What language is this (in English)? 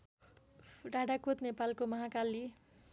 Nepali